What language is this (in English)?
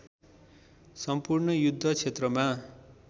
Nepali